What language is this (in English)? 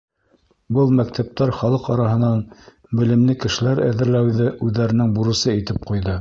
Bashkir